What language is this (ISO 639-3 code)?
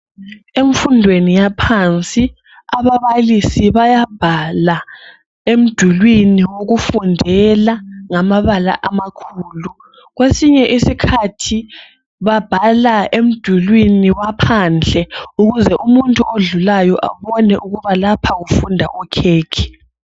nde